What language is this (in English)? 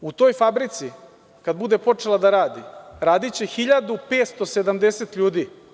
Serbian